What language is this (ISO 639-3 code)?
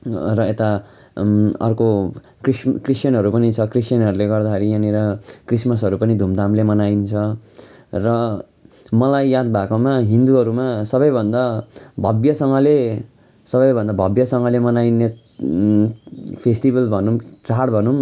nep